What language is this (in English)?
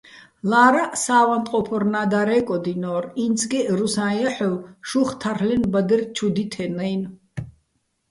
Bats